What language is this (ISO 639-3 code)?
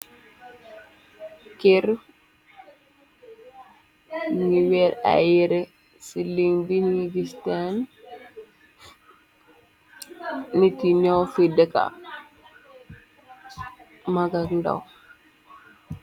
wol